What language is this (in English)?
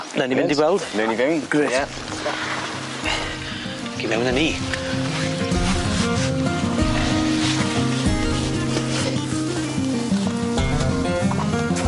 Welsh